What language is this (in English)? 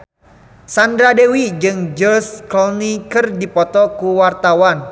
Sundanese